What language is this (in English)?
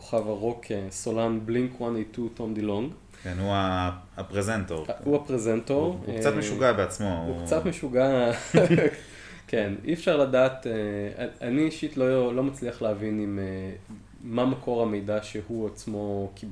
Hebrew